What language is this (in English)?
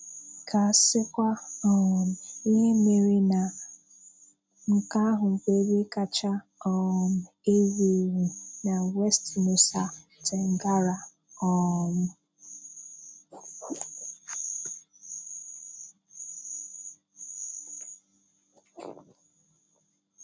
Igbo